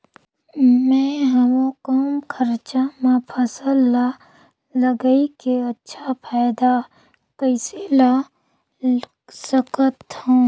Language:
Chhattisgarhi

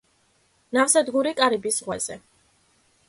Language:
Georgian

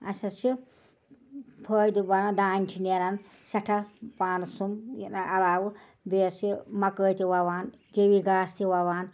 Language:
Kashmiri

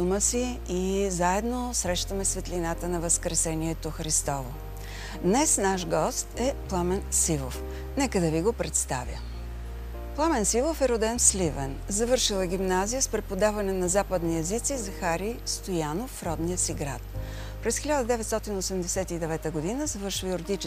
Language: Bulgarian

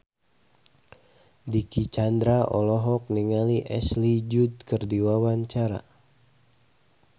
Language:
Sundanese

